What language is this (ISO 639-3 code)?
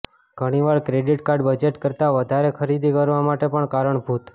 guj